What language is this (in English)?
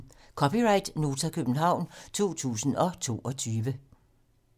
Danish